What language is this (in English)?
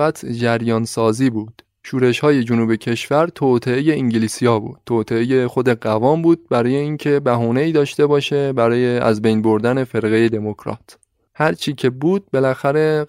Persian